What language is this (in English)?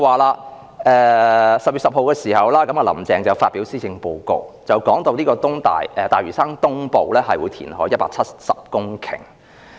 Cantonese